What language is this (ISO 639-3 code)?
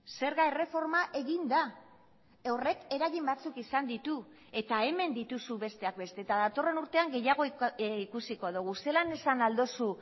eus